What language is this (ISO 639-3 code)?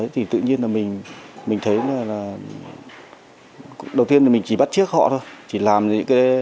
vie